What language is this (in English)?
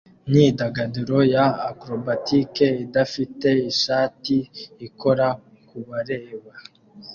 Kinyarwanda